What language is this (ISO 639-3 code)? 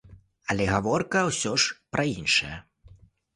bel